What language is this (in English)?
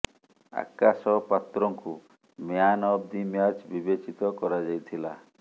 Odia